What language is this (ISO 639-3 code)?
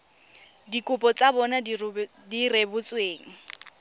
tsn